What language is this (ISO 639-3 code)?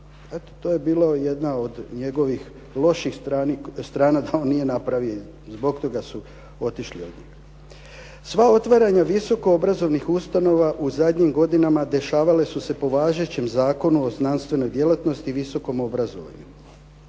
hrv